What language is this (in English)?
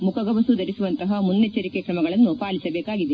Kannada